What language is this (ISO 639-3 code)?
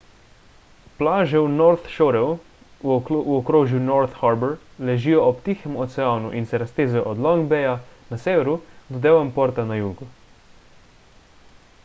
slv